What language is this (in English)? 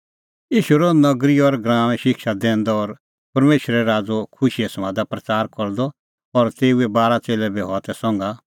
Kullu Pahari